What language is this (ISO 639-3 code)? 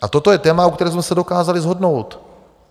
ces